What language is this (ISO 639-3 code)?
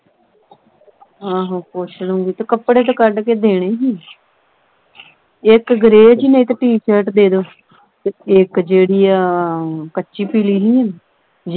pan